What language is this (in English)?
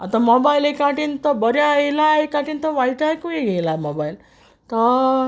Konkani